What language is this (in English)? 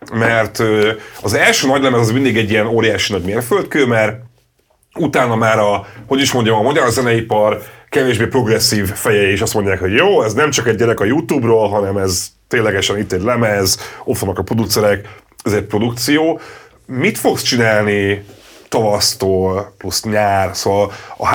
Hungarian